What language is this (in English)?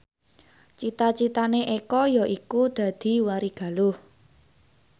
Javanese